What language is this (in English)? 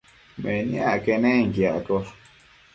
Matsés